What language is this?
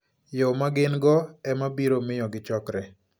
Luo (Kenya and Tanzania)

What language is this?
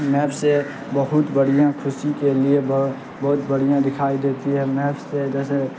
Urdu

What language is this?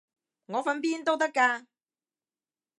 Cantonese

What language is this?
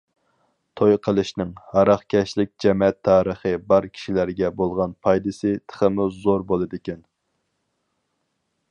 Uyghur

